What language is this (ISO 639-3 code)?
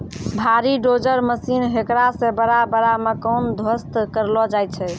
mai